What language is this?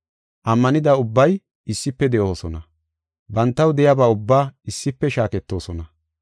Gofa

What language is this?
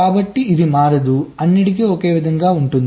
Telugu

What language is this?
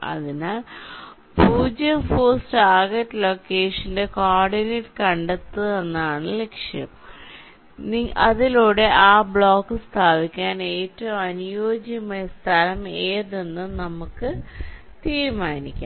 Malayalam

